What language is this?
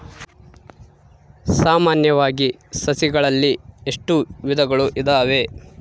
Kannada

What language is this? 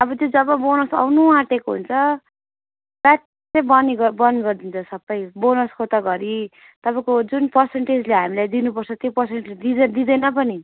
Nepali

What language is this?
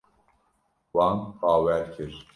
Kurdish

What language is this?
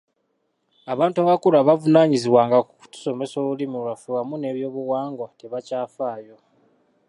Ganda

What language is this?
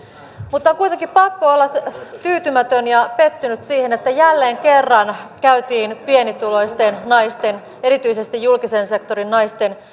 Finnish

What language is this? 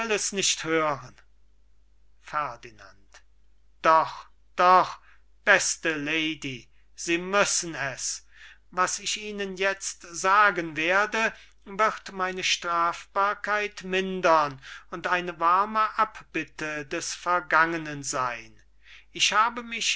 German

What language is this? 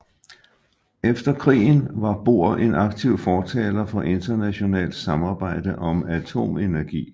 Danish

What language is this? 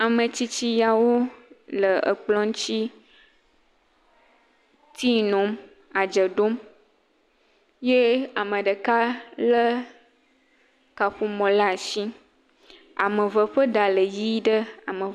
Ewe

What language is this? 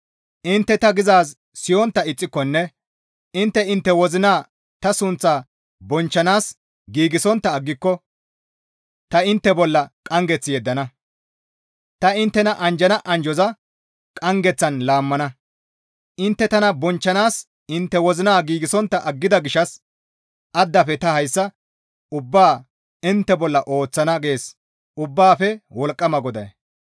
Gamo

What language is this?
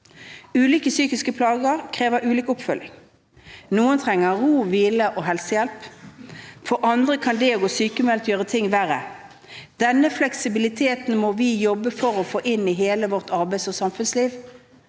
Norwegian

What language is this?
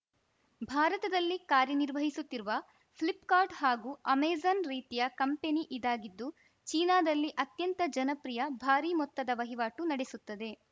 Kannada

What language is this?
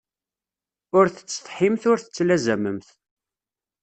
Kabyle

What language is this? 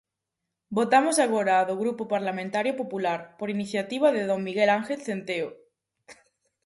Galician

